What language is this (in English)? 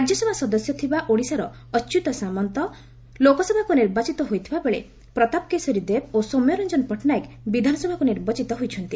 Odia